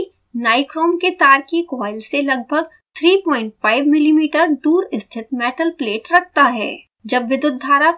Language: Hindi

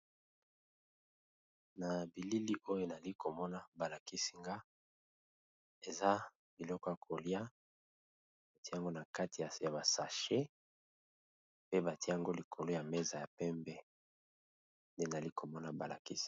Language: Lingala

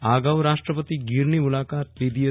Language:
Gujarati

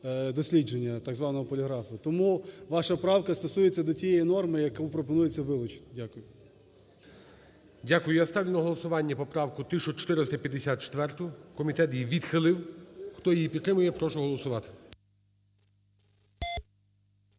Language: Ukrainian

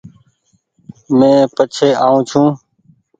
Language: Goaria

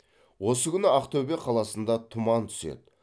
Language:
Kazakh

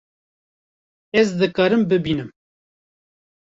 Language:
Kurdish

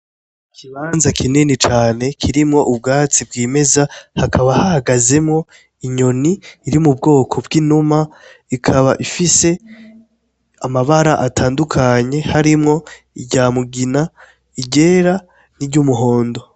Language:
Rundi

